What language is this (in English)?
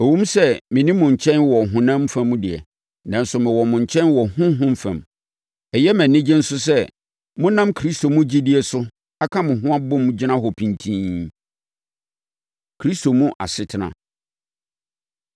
Akan